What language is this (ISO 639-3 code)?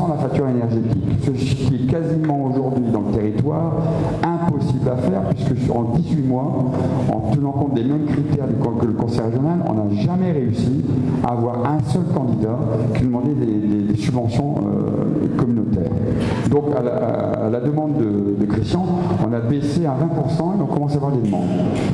fra